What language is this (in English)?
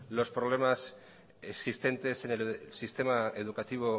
Spanish